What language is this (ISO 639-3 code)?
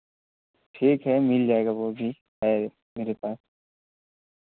hin